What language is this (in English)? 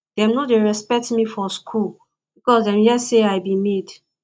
Nigerian Pidgin